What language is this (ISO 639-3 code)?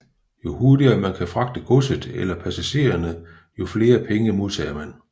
dan